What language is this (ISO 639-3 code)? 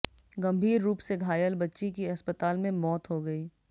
hin